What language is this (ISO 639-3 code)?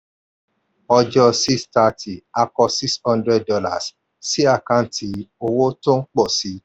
yor